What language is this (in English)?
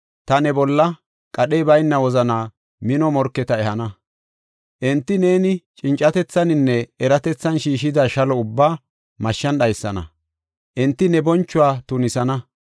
Gofa